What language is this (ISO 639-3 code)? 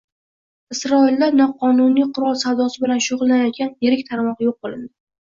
uzb